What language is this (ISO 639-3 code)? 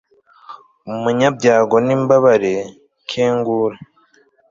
kin